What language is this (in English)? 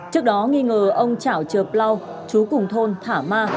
Vietnamese